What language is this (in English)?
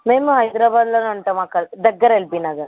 Telugu